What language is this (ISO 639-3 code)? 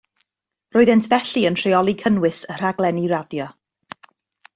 cym